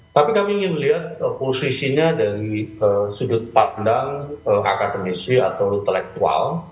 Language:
Indonesian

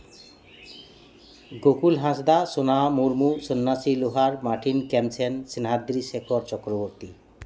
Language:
Santali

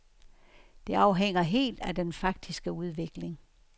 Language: Danish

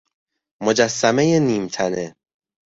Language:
Persian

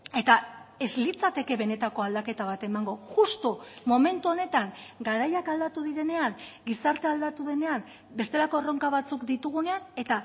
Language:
Basque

